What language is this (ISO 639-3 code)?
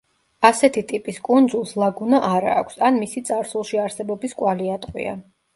kat